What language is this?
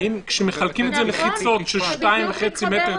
Hebrew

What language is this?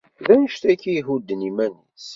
Kabyle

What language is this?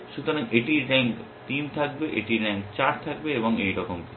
Bangla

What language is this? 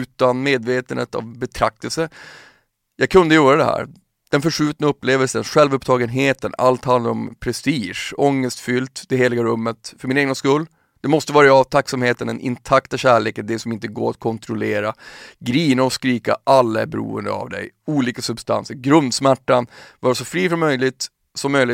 Swedish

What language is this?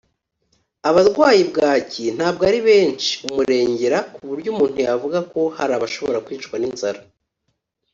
Kinyarwanda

